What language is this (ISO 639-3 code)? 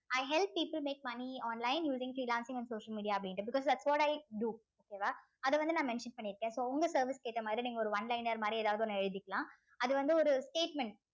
tam